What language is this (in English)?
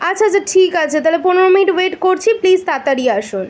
Bangla